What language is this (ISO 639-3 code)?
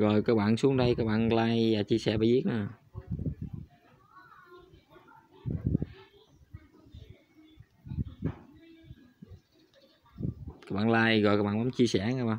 vie